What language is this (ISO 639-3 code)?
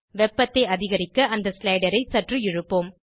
tam